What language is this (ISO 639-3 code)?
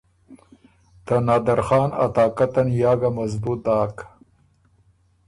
oru